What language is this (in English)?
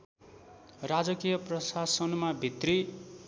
Nepali